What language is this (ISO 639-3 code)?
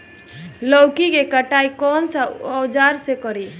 bho